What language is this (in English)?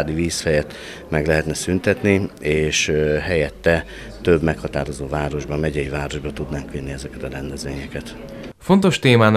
Hungarian